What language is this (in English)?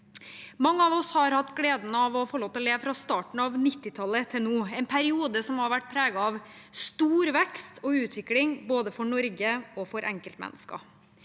Norwegian